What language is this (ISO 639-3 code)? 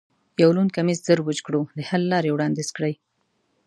pus